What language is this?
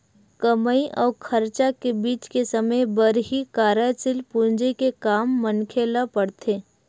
Chhattisgarhi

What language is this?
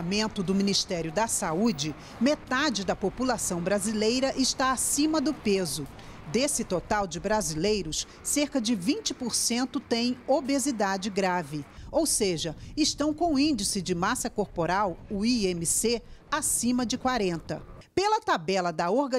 Portuguese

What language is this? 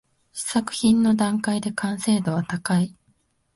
Japanese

